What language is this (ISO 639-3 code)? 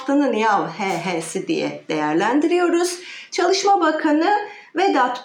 tur